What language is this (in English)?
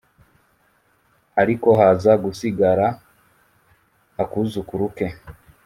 Kinyarwanda